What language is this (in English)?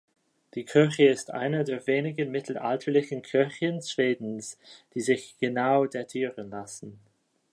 German